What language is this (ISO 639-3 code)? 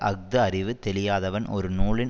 tam